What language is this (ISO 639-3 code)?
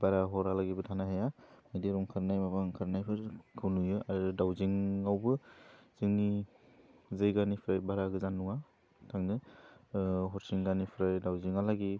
brx